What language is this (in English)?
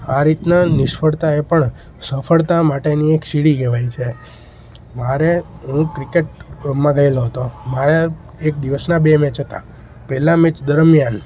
Gujarati